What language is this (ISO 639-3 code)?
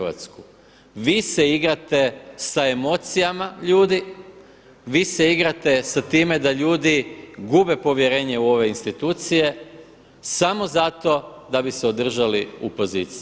hrv